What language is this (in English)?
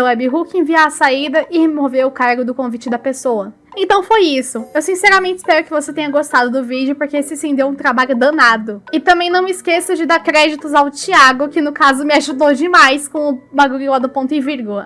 Portuguese